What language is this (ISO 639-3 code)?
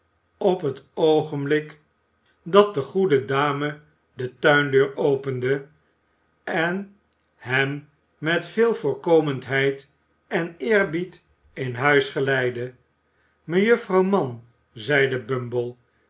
nld